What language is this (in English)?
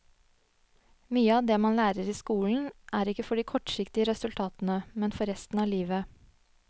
Norwegian